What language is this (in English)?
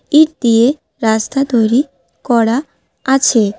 Bangla